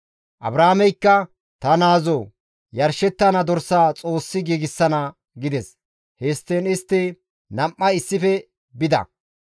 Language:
Gamo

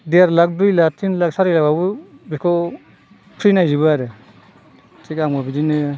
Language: Bodo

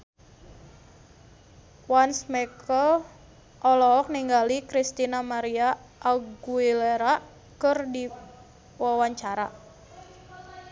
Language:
Sundanese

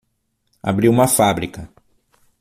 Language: Portuguese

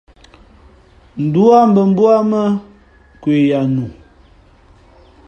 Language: Fe'fe'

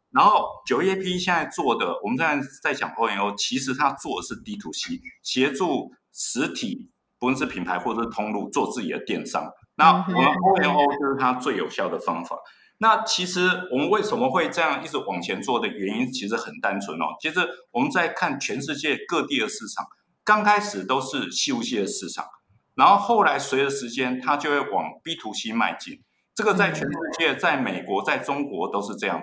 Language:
Chinese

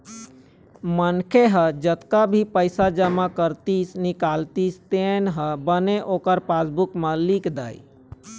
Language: Chhattisgarhi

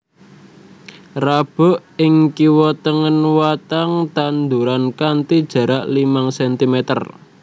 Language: Javanese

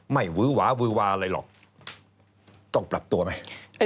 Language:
Thai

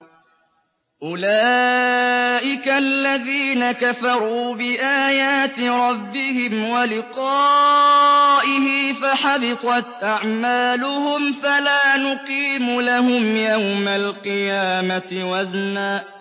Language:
Arabic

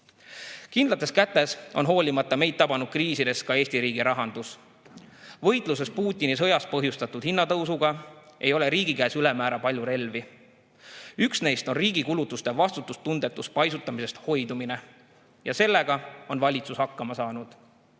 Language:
Estonian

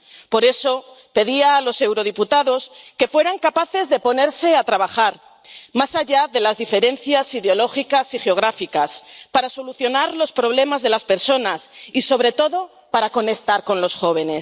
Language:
Spanish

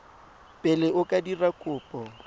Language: Tswana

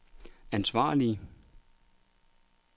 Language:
Danish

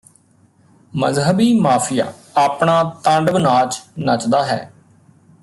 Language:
Punjabi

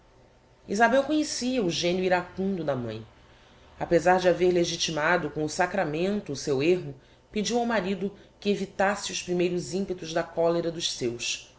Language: Portuguese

